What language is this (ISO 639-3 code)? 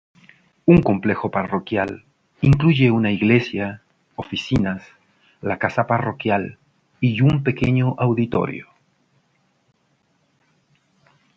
spa